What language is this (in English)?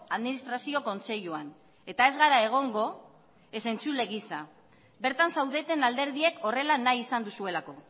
Basque